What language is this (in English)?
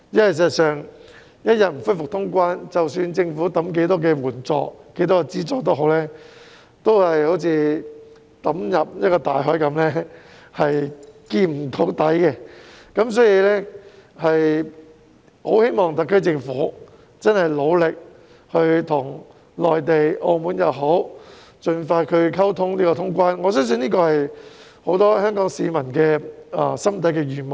Cantonese